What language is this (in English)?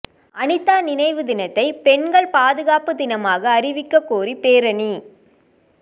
Tamil